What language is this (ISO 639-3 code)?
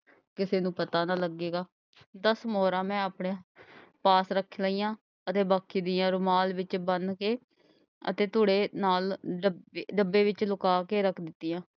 pan